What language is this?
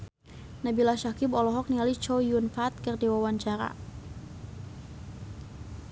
Sundanese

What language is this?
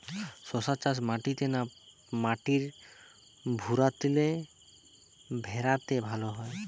Bangla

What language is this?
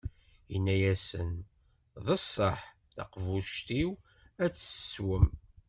Kabyle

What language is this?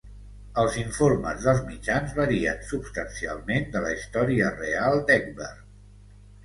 Catalan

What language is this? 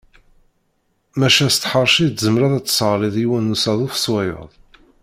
Kabyle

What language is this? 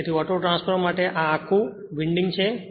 Gujarati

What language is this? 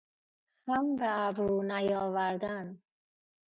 Persian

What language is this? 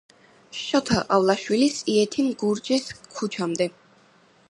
Georgian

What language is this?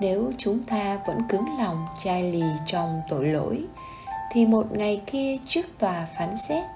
Vietnamese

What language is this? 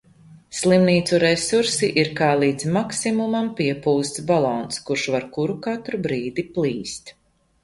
Latvian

